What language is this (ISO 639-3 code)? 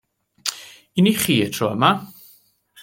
cym